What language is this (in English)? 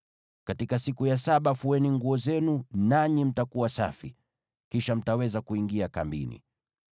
Swahili